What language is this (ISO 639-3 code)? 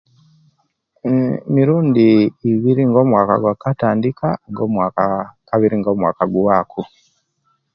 lke